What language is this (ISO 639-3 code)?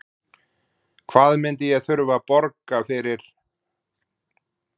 isl